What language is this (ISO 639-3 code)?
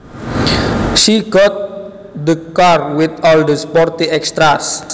jav